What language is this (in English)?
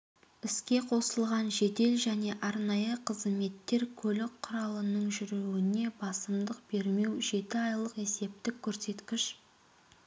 Kazakh